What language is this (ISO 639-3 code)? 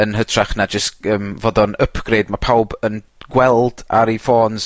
cym